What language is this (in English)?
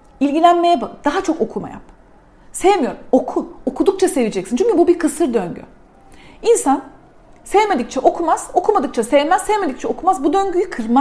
Turkish